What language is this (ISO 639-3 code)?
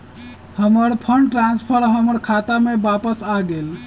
mag